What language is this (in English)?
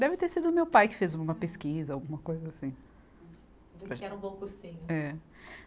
Portuguese